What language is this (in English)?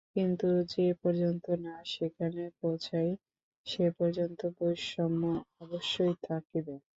Bangla